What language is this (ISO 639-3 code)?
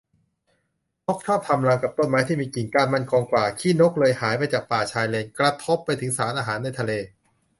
tha